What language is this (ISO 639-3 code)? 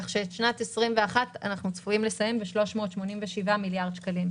heb